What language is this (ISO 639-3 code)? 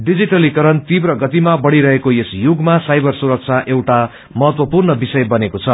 nep